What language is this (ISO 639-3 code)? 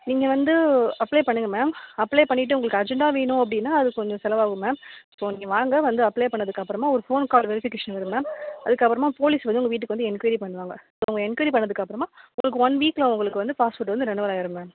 tam